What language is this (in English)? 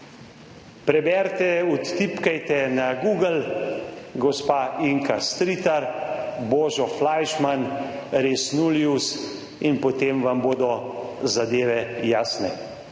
Slovenian